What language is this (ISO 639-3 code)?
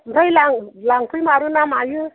brx